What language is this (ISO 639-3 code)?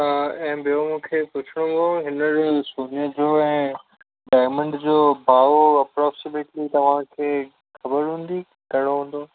snd